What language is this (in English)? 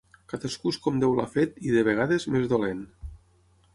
Catalan